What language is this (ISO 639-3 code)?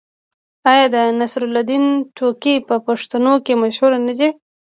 pus